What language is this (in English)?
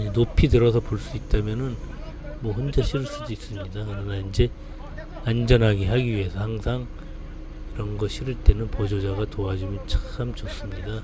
Korean